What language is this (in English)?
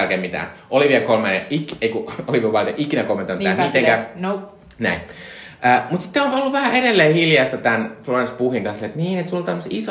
Finnish